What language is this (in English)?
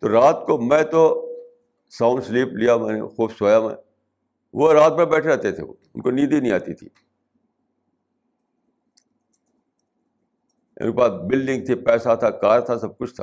Urdu